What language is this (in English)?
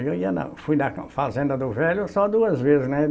Portuguese